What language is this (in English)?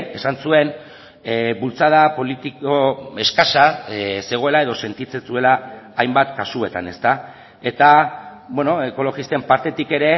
Basque